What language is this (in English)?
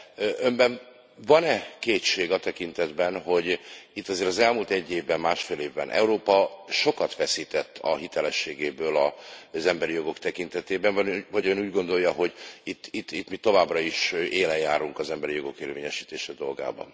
Hungarian